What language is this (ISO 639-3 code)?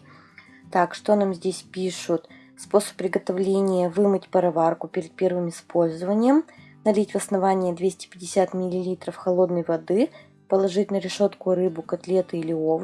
rus